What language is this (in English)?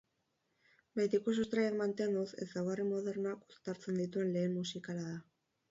Basque